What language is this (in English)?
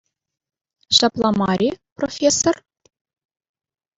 Chuvash